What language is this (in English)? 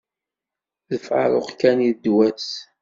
Kabyle